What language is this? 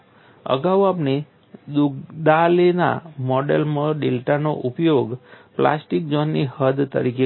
Gujarati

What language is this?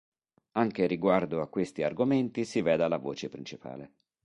Italian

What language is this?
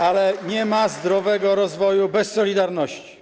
Polish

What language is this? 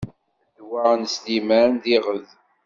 Kabyle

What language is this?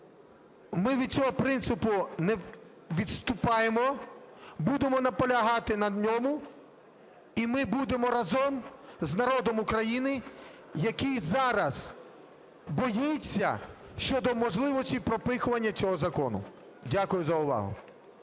Ukrainian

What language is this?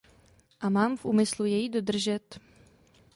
Czech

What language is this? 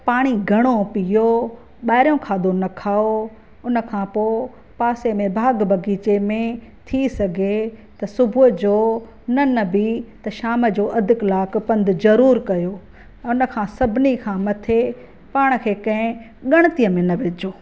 Sindhi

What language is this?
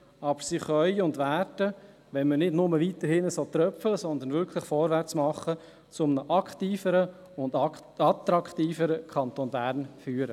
Swiss German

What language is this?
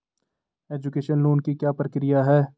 Hindi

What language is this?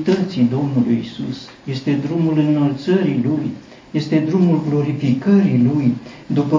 Romanian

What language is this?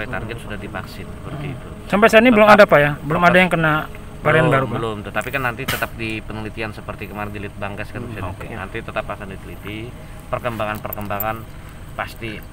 Indonesian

